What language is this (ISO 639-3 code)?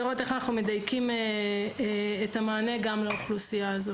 heb